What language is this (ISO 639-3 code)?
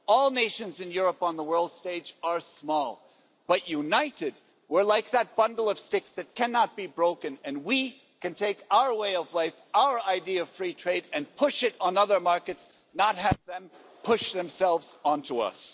eng